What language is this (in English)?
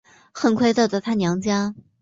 Chinese